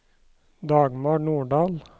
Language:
Norwegian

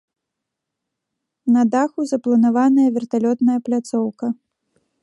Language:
Belarusian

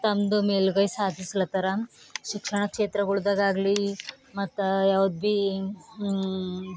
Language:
Kannada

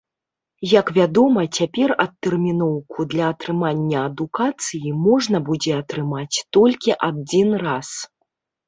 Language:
Belarusian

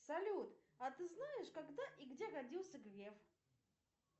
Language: Russian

